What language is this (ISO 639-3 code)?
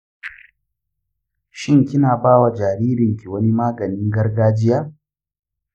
hau